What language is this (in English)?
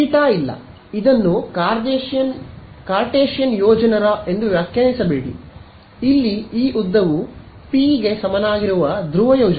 Kannada